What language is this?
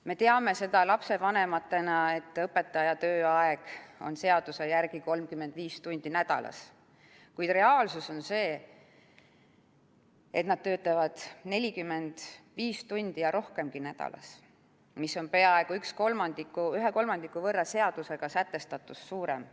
Estonian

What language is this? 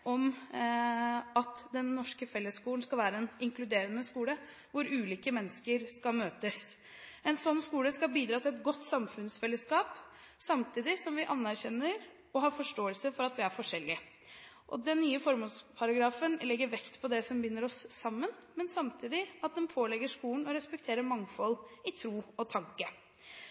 Norwegian Bokmål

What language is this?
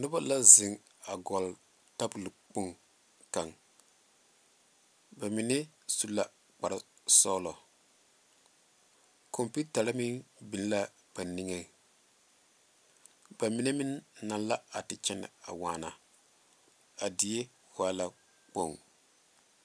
Southern Dagaare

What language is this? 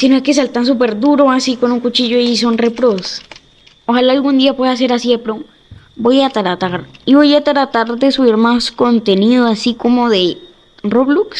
Spanish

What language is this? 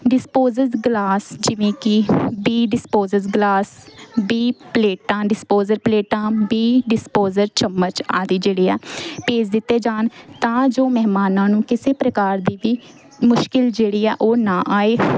Punjabi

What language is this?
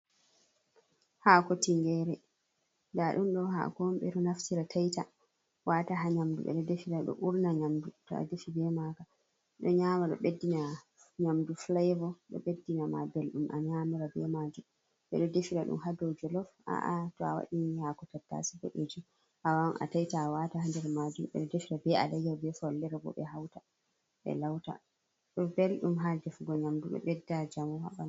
Fula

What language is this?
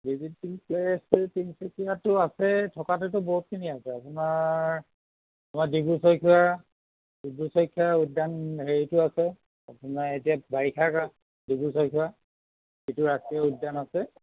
Assamese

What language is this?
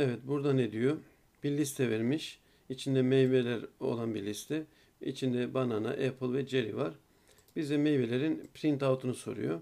Turkish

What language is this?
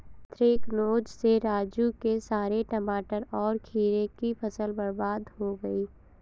Hindi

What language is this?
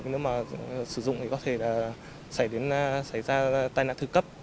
Vietnamese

